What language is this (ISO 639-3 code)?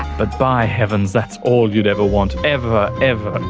eng